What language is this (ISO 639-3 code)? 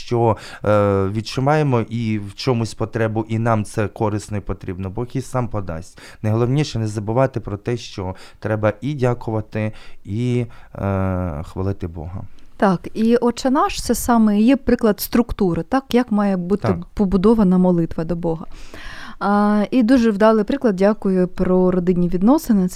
ukr